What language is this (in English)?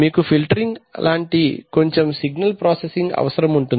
Telugu